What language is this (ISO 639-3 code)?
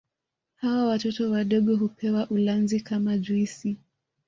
swa